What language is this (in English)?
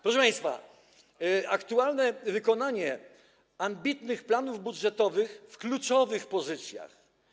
Polish